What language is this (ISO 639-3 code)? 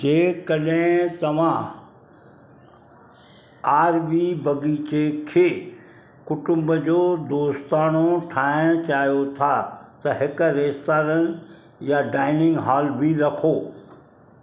snd